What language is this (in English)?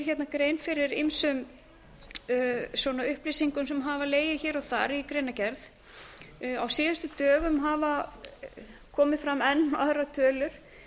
Icelandic